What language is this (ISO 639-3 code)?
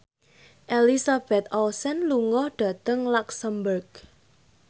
jav